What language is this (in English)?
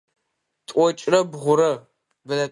Adyghe